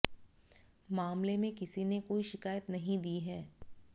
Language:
Hindi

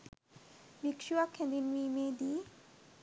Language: Sinhala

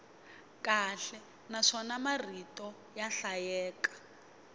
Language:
Tsonga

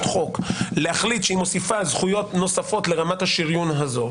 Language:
Hebrew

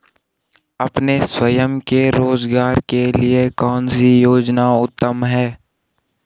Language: Hindi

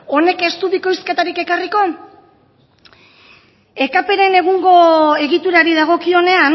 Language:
Basque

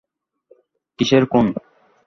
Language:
Bangla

